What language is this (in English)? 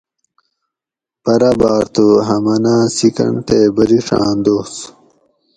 Gawri